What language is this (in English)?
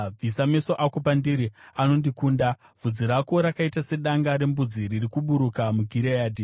Shona